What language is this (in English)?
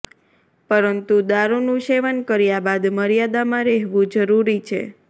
Gujarati